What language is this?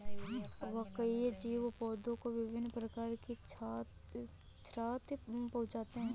Hindi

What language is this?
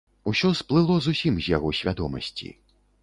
Belarusian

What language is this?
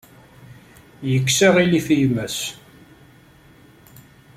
Kabyle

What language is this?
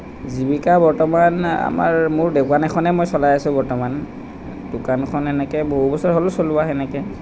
Assamese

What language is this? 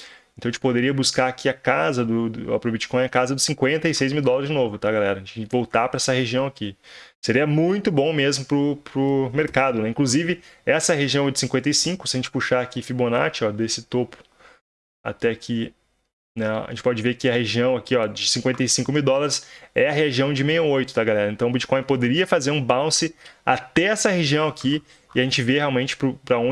Portuguese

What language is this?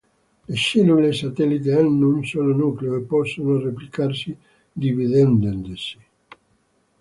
Italian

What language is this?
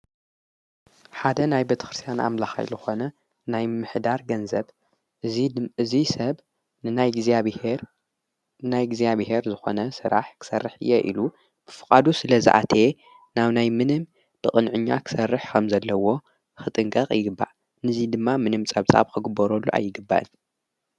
Tigrinya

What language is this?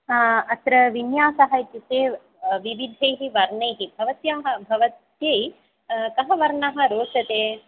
Sanskrit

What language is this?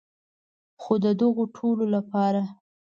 Pashto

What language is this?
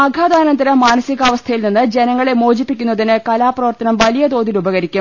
Malayalam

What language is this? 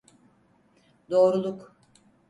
Turkish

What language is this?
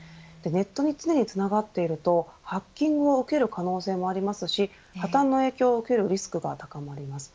Japanese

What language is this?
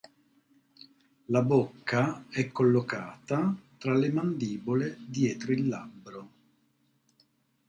Italian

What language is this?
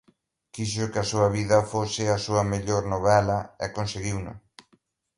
Galician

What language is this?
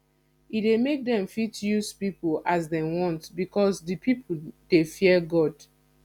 Nigerian Pidgin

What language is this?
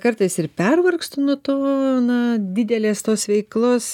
Lithuanian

